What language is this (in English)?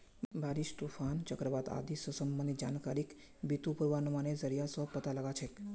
Magahi